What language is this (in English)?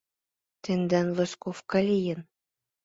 Mari